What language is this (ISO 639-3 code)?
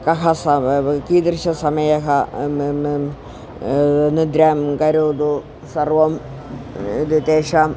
san